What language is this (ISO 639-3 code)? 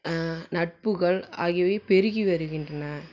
tam